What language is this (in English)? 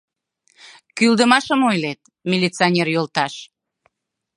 Mari